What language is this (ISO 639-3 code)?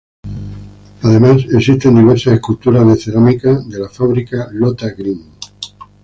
spa